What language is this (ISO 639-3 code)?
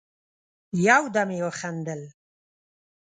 pus